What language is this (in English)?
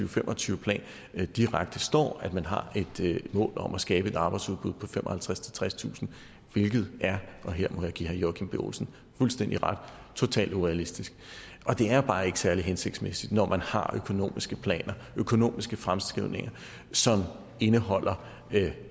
Danish